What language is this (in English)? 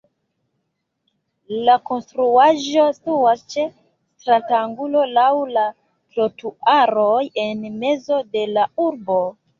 Esperanto